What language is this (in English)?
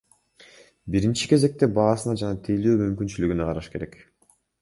Kyrgyz